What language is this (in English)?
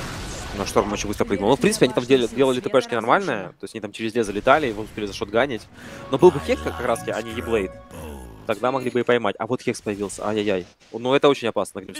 Russian